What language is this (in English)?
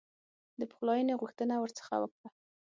Pashto